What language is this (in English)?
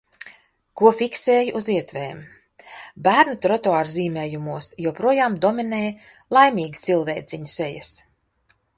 Latvian